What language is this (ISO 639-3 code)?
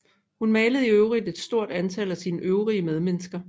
dan